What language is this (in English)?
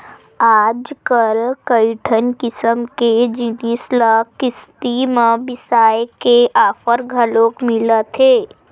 Chhattisgarhi